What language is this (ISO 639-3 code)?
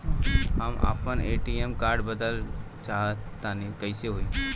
bho